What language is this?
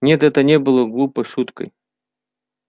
Russian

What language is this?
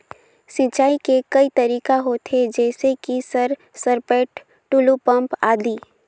Chhattisgarhi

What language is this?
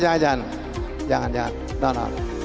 Indonesian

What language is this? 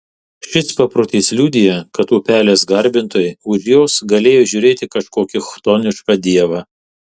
Lithuanian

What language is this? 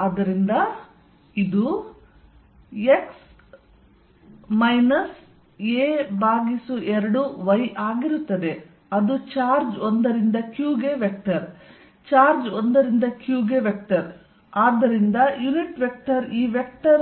Kannada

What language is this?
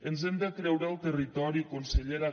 Catalan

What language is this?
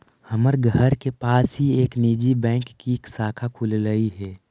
Magahi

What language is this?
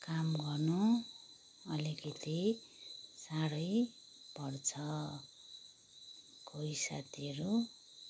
Nepali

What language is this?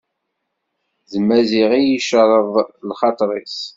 Kabyle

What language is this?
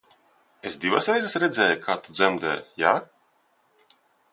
Latvian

